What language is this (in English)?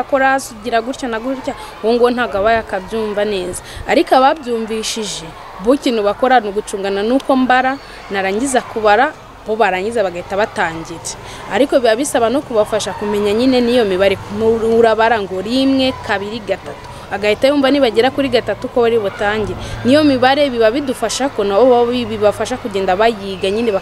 Romanian